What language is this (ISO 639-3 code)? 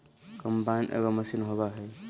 mag